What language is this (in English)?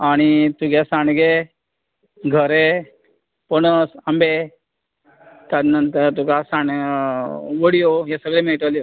Konkani